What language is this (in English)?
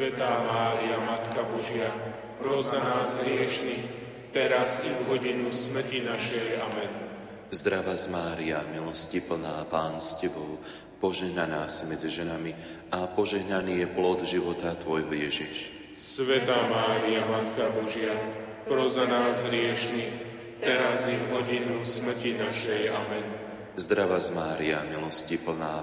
Slovak